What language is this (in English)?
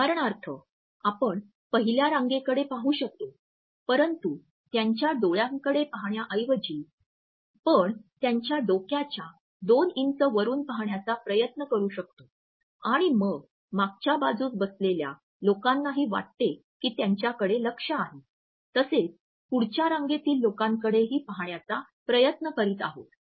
Marathi